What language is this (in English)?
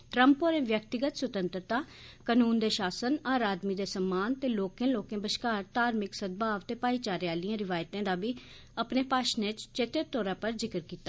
Dogri